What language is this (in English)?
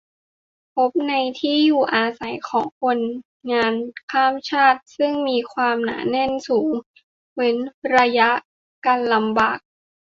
Thai